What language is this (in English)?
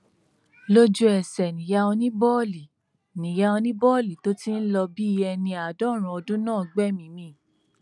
Yoruba